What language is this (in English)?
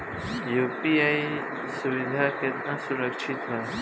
Bhojpuri